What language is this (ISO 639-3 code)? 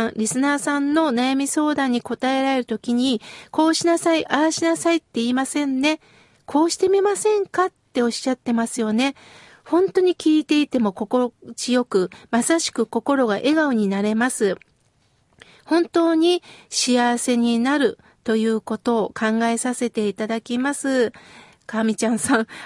jpn